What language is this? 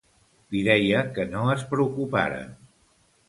Catalan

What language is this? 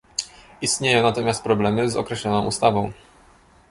Polish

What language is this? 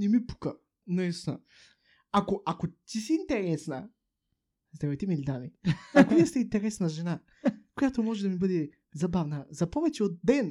Bulgarian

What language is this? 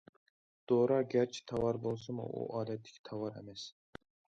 Uyghur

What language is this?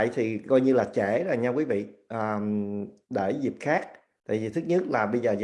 Vietnamese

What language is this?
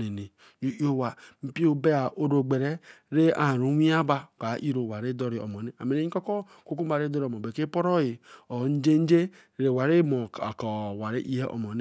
Eleme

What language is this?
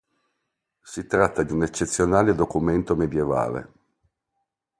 Italian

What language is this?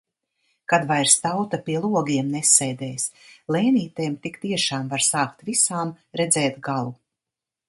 Latvian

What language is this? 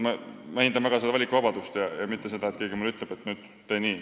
Estonian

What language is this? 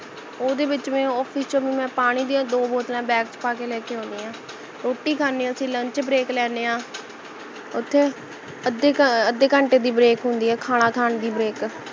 Punjabi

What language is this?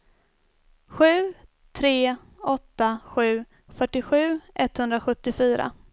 Swedish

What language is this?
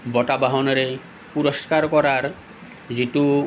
Assamese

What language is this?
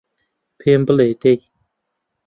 Central Kurdish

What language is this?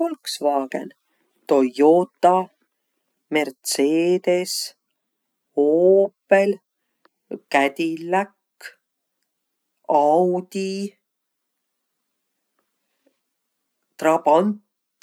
Võro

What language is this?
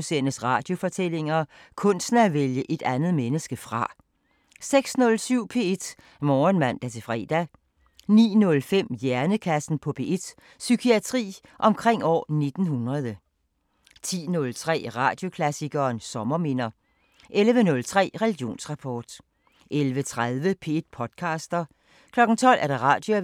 Danish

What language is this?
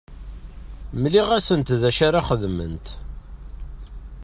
Kabyle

